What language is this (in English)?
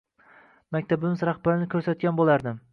Uzbek